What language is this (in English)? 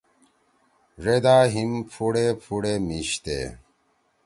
Torwali